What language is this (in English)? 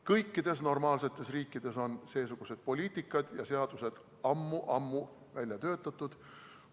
Estonian